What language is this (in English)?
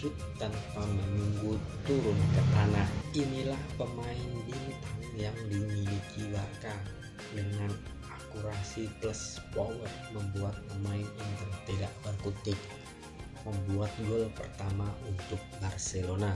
Indonesian